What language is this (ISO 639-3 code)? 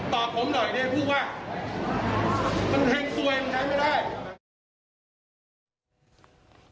tha